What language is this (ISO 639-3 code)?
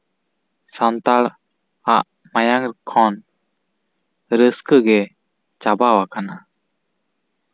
sat